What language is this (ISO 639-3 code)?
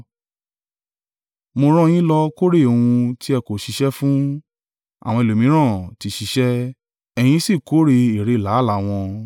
yor